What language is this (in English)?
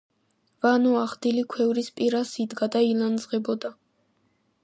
Georgian